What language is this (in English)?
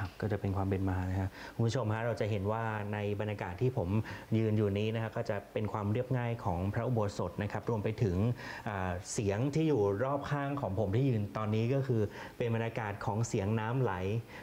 Thai